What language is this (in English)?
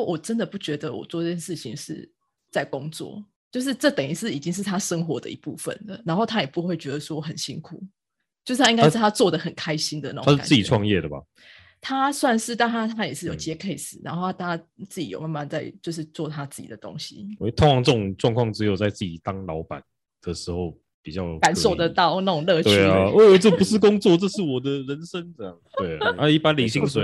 Chinese